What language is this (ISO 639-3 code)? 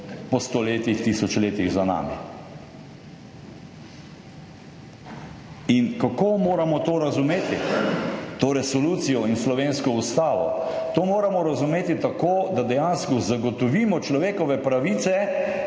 slv